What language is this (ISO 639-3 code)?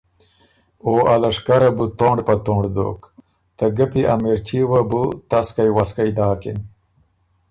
oru